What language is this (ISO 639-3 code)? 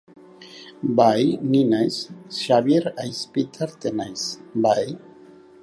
eus